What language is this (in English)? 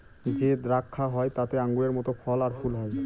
Bangla